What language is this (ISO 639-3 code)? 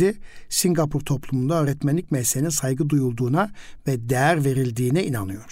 tur